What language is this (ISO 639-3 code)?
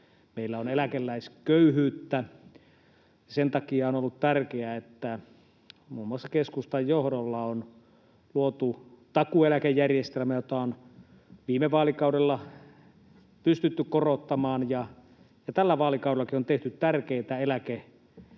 fin